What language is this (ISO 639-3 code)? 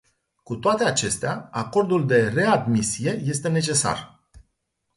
ron